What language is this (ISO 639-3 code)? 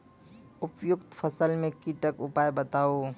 mai